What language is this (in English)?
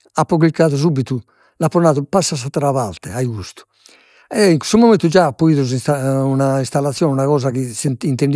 Sardinian